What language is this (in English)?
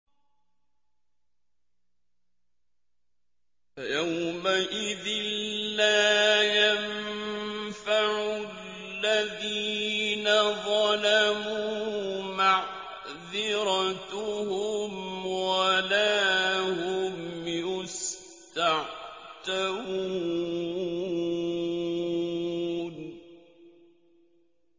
Arabic